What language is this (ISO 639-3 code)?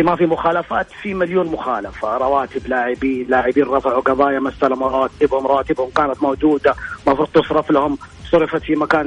ara